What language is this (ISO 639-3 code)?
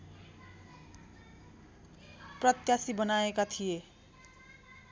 nep